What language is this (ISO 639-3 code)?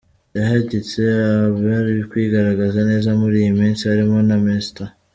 kin